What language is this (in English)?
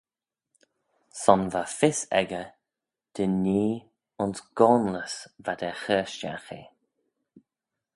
Manx